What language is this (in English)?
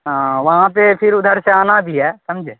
Urdu